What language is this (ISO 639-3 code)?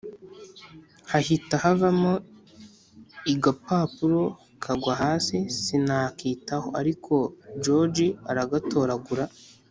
kin